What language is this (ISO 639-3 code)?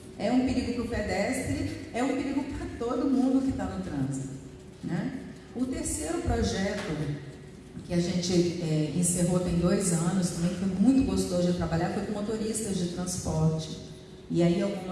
por